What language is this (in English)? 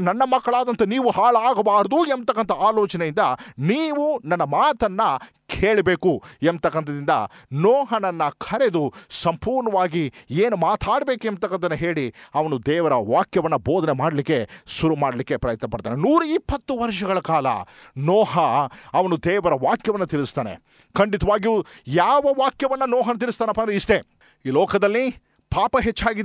Kannada